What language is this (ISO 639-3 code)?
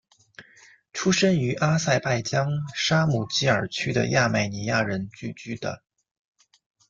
zho